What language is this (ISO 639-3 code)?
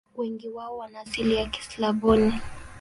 swa